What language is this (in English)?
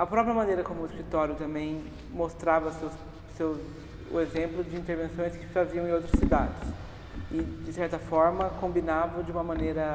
Portuguese